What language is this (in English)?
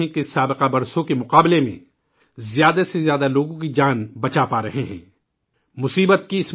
Urdu